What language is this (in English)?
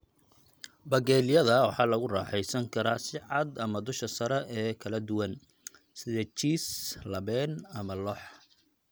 Somali